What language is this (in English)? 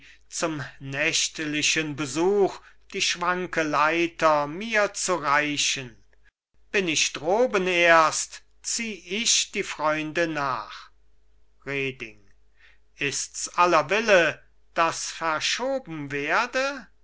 German